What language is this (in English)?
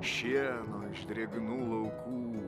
Lithuanian